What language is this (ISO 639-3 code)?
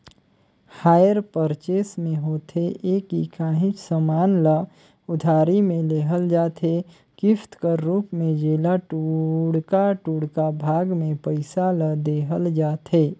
hne